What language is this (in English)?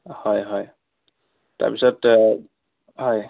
Assamese